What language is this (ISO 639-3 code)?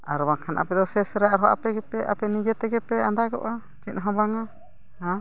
sat